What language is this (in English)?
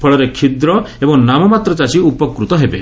Odia